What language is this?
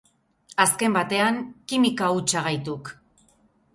Basque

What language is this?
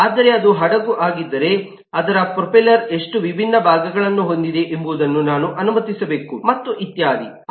Kannada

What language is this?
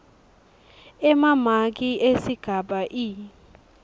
Swati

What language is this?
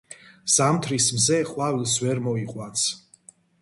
Georgian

